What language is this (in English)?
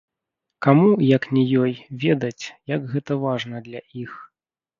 Belarusian